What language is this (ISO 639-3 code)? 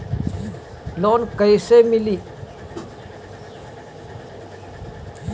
bho